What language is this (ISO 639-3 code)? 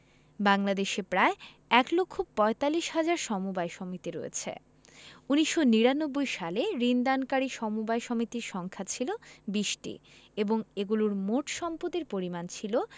ben